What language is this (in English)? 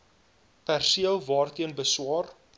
Afrikaans